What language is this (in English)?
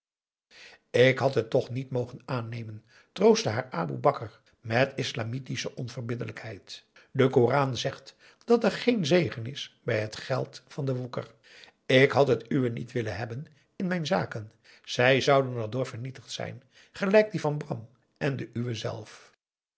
Dutch